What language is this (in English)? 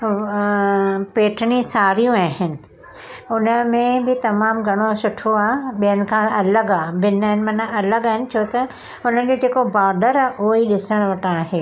Sindhi